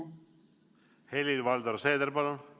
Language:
Estonian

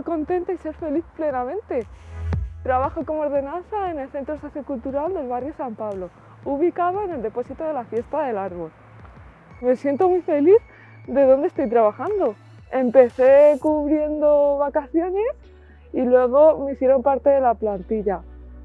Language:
Spanish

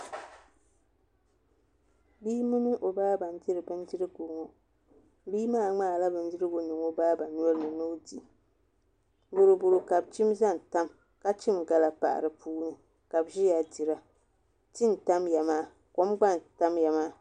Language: Dagbani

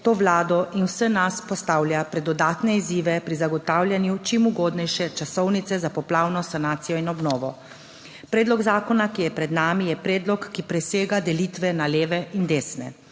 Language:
Slovenian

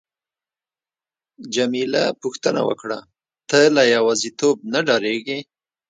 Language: Pashto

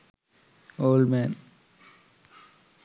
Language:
Sinhala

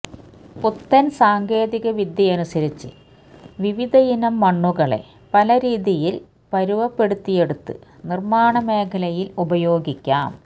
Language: Malayalam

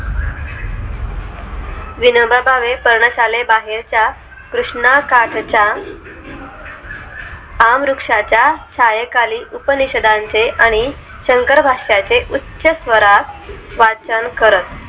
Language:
Marathi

